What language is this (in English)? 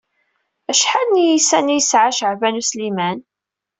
Kabyle